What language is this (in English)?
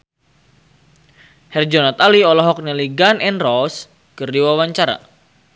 Sundanese